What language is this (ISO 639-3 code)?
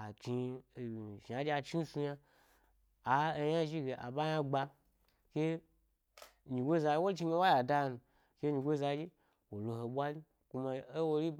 gby